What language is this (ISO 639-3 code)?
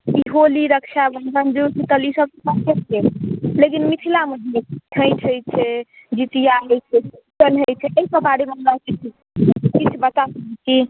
mai